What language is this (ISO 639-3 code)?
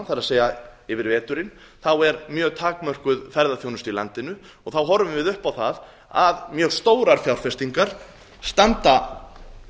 isl